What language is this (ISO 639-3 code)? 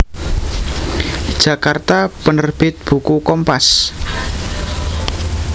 jav